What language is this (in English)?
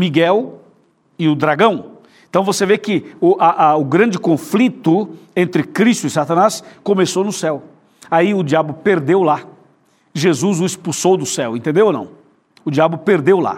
Portuguese